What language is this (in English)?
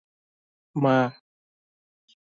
Odia